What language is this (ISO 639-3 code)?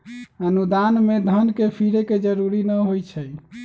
mag